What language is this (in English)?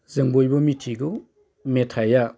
Bodo